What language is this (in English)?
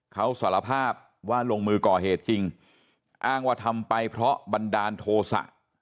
Thai